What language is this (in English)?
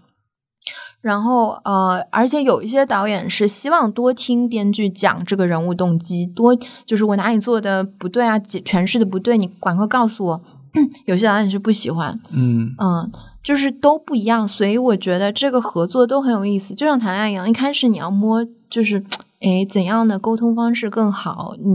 Chinese